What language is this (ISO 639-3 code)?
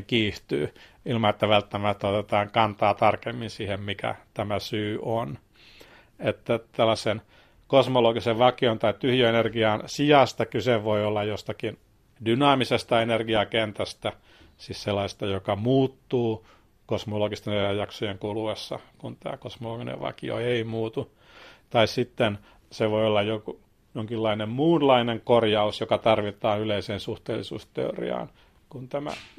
fin